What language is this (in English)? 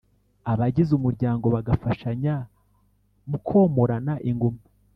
Kinyarwanda